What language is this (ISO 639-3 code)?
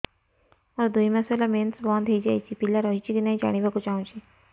ori